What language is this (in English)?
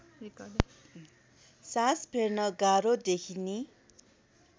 Nepali